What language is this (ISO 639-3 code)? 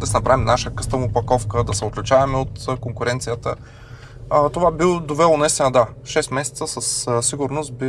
bul